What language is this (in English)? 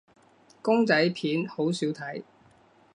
Cantonese